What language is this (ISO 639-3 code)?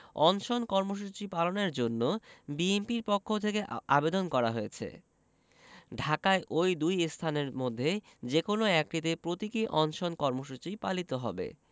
ben